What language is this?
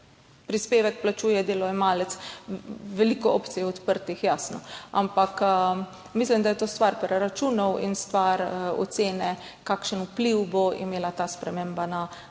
Slovenian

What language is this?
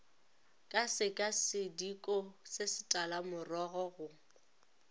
Northern Sotho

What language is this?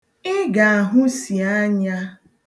Igbo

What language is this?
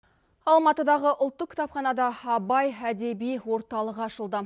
Kazakh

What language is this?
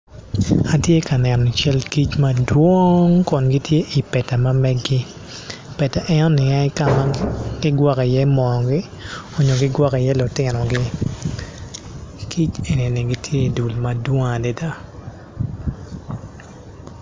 Acoli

